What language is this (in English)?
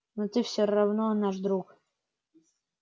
Russian